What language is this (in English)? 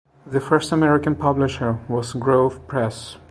English